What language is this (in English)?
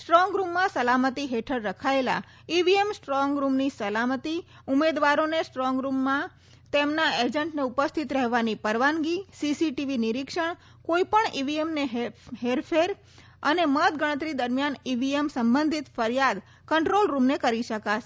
Gujarati